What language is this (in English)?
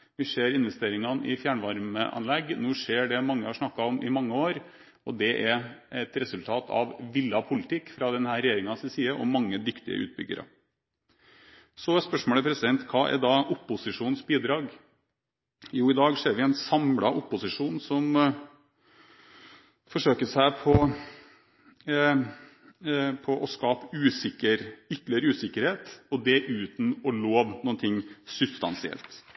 Norwegian Bokmål